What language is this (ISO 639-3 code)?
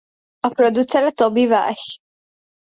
hun